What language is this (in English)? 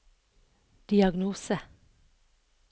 Norwegian